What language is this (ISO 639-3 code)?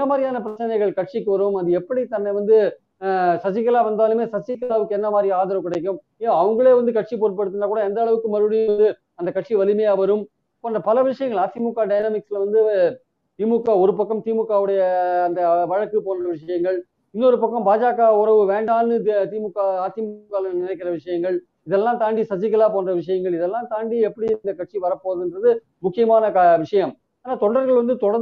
tam